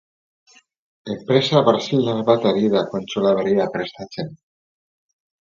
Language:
Basque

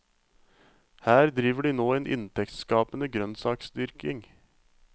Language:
Norwegian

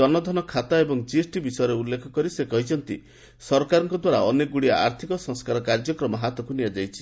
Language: Odia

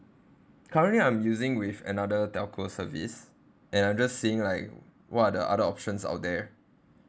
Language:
English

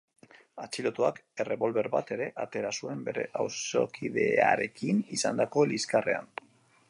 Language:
Basque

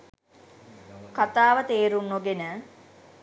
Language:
Sinhala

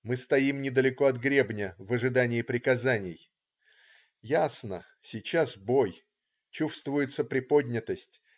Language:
Russian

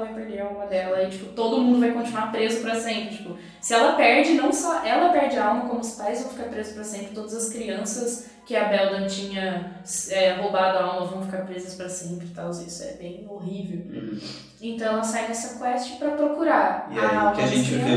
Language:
Portuguese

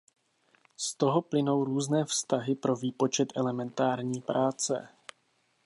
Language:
Czech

